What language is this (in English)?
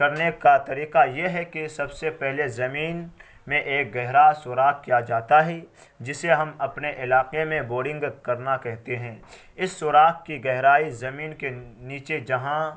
Urdu